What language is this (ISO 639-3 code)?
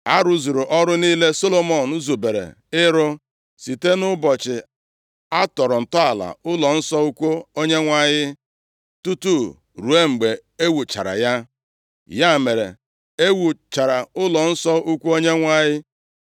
ibo